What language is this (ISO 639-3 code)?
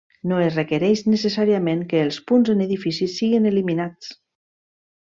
cat